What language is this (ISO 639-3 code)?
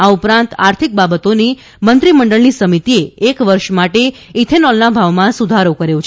guj